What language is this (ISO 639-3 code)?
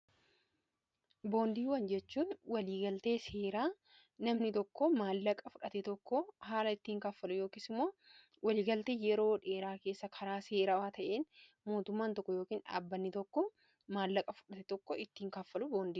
orm